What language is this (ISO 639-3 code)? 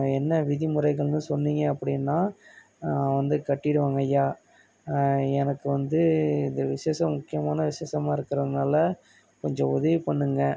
tam